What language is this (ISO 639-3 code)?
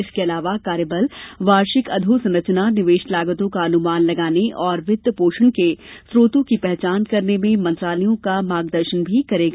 hin